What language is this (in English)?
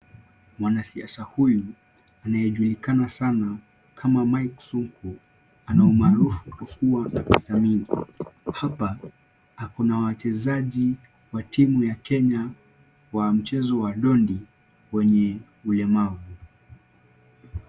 Swahili